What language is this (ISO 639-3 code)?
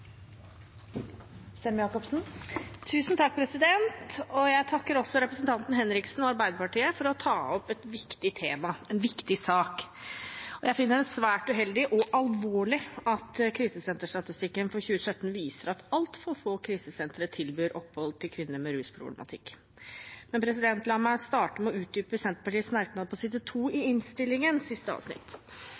nob